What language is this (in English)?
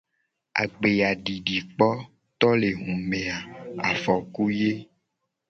Gen